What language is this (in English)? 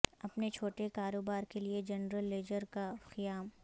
Urdu